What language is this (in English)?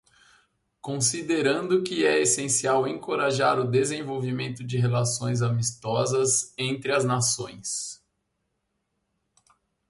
Portuguese